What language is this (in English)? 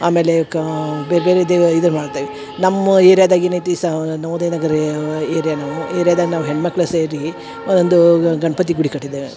Kannada